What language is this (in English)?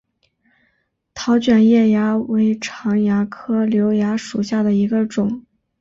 Chinese